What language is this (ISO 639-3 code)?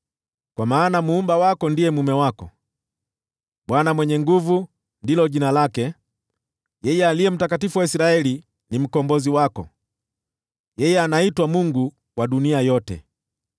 swa